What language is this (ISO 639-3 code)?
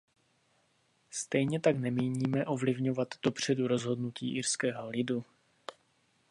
ces